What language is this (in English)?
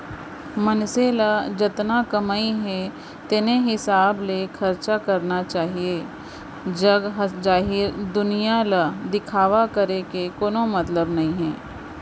Chhattisgarhi